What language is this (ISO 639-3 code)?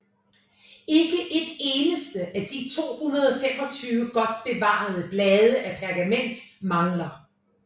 dan